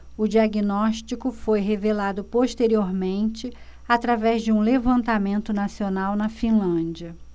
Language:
Portuguese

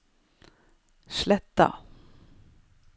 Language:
Norwegian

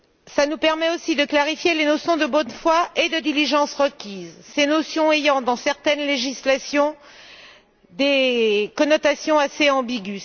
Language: French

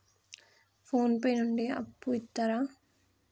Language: Telugu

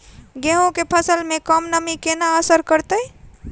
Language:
Maithili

